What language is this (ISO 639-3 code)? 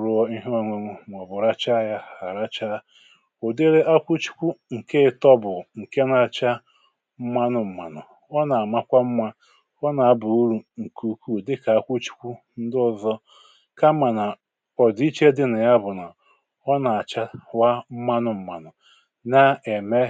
ibo